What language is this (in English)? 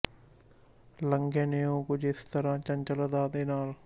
Punjabi